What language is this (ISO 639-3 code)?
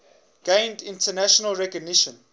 eng